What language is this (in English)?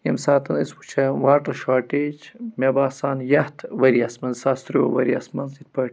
Kashmiri